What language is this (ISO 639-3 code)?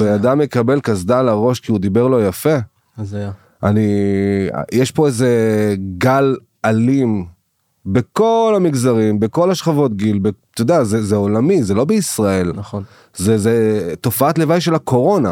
heb